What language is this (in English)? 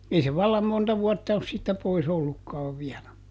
Finnish